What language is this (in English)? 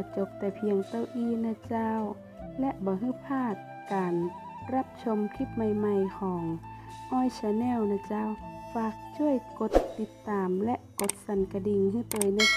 Thai